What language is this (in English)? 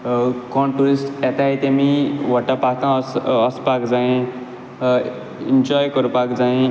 Konkani